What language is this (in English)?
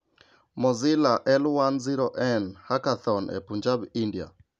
Luo (Kenya and Tanzania)